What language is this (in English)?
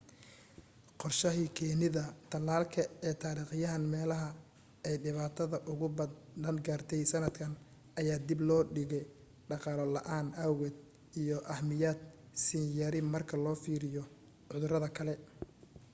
Somali